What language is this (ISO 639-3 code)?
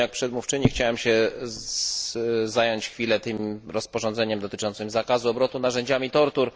pol